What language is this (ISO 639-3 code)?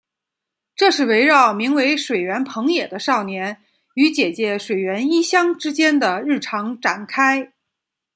zho